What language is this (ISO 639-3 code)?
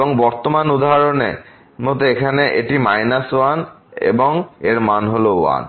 ben